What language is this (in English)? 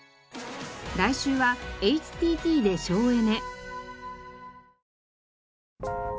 Japanese